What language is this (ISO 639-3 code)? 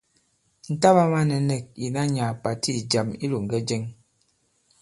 abb